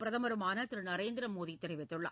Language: Tamil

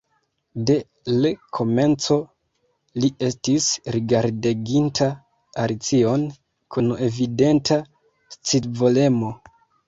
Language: Esperanto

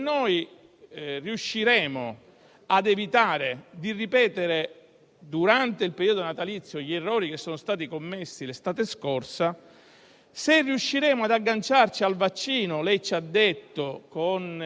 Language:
Italian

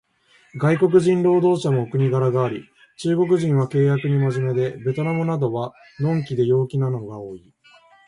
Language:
Japanese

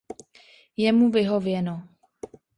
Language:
Czech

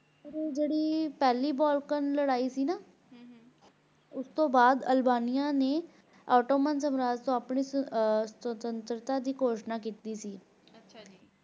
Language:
Punjabi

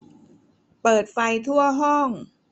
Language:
Thai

